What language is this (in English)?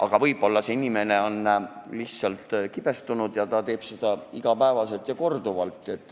Estonian